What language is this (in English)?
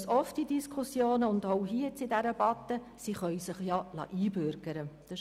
Swiss German